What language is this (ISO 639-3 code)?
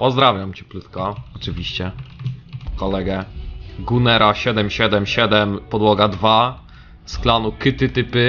pol